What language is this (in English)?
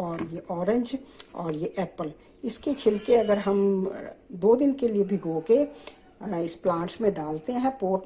Hindi